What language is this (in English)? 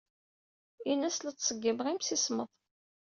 Kabyle